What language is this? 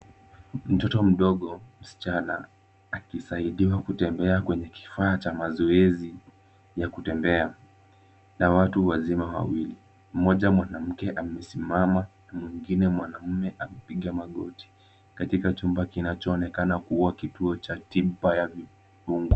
Swahili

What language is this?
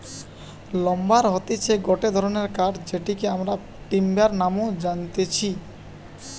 Bangla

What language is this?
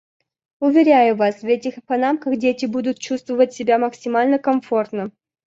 Russian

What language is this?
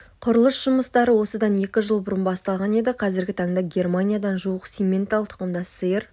Kazakh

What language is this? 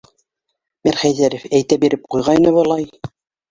Bashkir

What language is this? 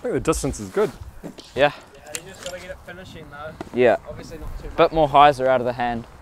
English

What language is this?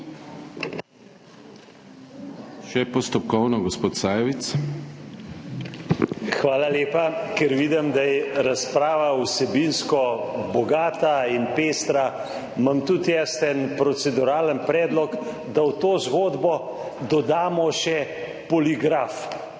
Slovenian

